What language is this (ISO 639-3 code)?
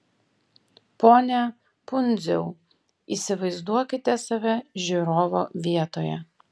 lit